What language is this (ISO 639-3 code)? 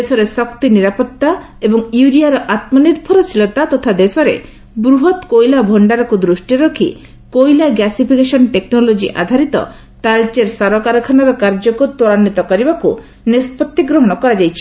ori